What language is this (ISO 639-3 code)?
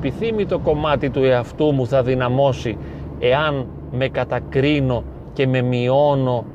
ell